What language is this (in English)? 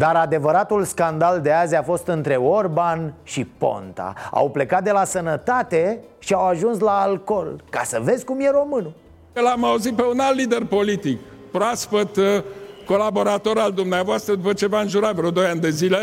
Romanian